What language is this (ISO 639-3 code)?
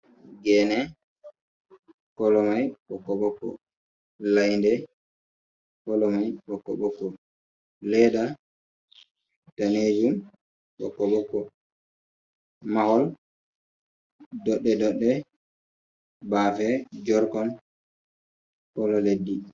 ful